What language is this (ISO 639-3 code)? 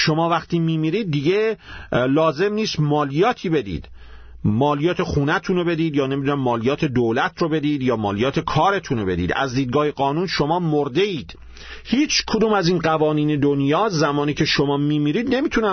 fas